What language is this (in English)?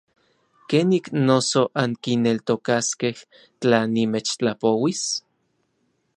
Orizaba Nahuatl